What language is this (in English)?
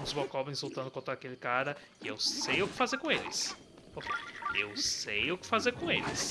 Portuguese